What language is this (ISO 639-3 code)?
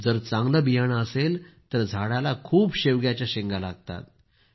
mar